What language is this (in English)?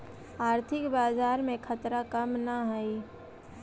Magahi